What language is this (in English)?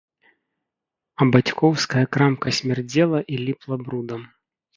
Belarusian